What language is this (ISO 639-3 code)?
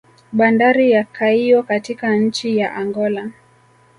swa